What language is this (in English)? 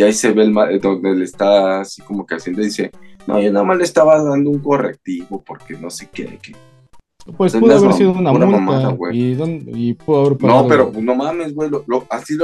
Spanish